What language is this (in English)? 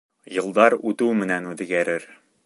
Bashkir